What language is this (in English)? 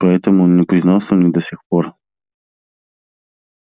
Russian